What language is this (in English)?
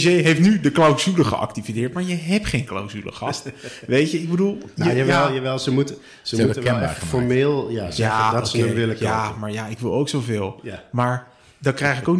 Dutch